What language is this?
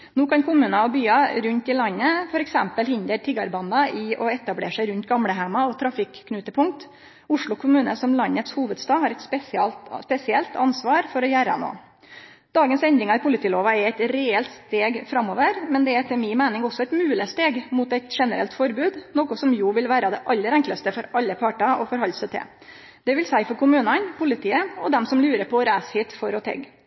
Norwegian Nynorsk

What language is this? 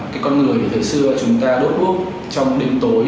Vietnamese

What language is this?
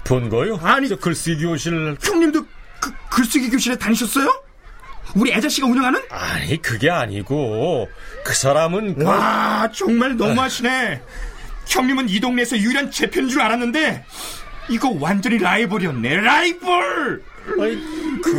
Korean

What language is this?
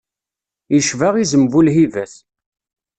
Kabyle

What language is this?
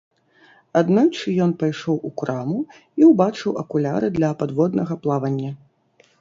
Belarusian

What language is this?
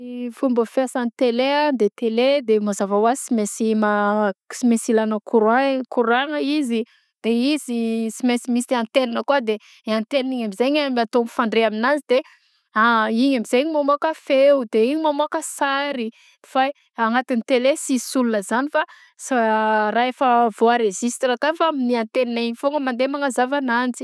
Southern Betsimisaraka Malagasy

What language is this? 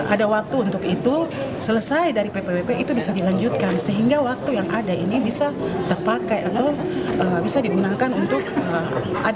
Indonesian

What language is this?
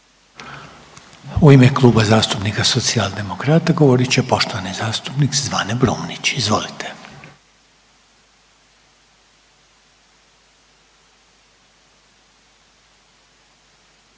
Croatian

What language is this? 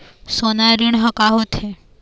Chhattisgarhi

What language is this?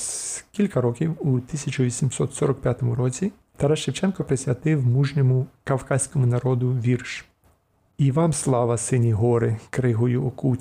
Ukrainian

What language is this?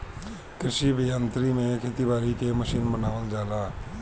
Bhojpuri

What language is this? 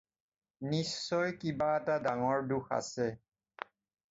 Assamese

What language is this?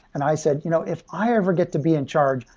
English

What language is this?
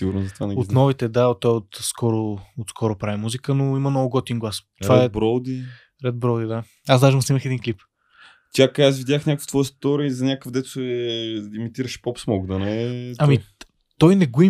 Bulgarian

